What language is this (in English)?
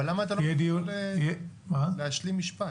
Hebrew